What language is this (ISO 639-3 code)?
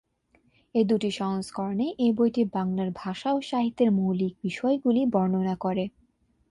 ben